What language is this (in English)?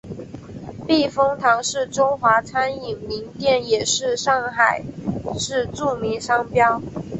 Chinese